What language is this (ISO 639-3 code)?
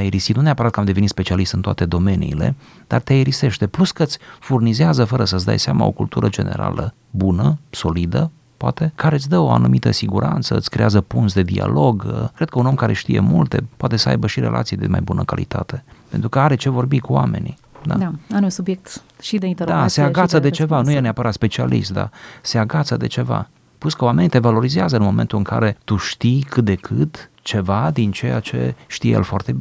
ron